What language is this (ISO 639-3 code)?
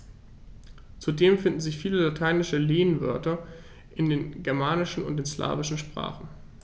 deu